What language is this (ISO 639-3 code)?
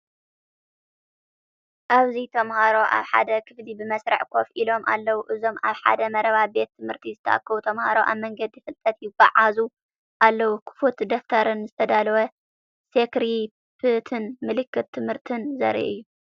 tir